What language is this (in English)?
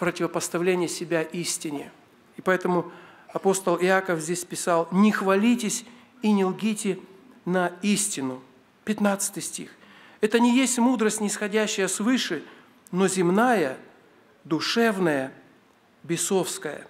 Russian